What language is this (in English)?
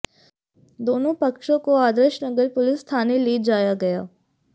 Hindi